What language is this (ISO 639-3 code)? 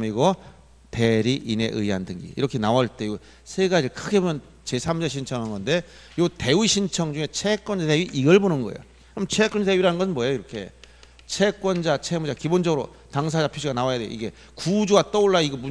kor